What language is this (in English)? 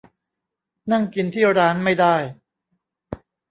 Thai